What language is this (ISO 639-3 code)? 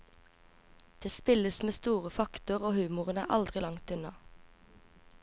nor